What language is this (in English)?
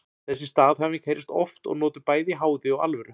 Icelandic